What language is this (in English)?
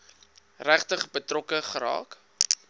Afrikaans